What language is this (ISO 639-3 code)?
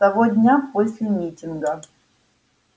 rus